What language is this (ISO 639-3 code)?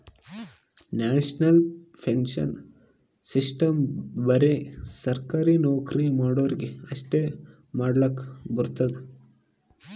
kan